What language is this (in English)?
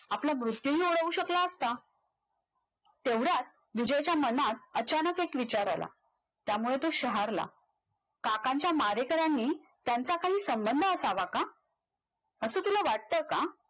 Marathi